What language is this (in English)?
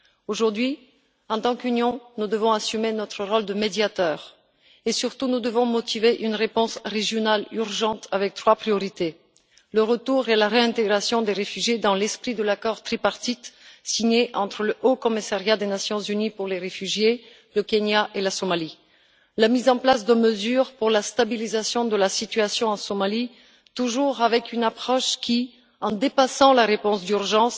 French